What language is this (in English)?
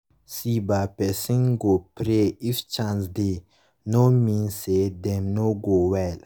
Nigerian Pidgin